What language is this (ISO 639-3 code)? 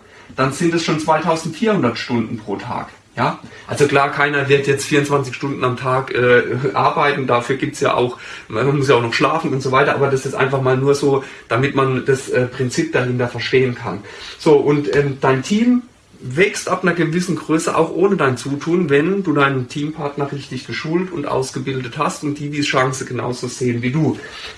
deu